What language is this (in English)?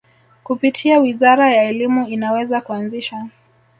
Swahili